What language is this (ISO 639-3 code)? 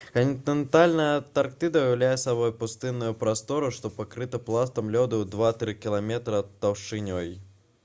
bel